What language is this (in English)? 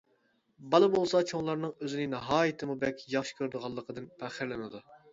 Uyghur